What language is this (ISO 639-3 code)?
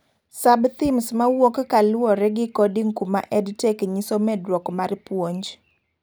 luo